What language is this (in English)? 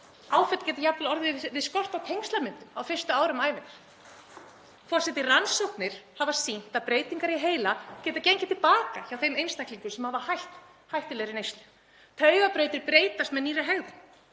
Icelandic